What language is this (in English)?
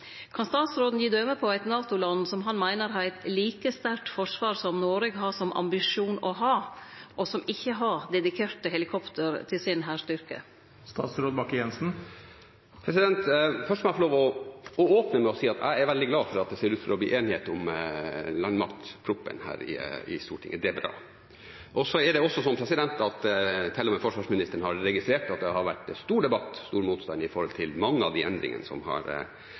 Norwegian